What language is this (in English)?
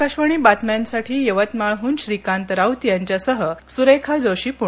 Marathi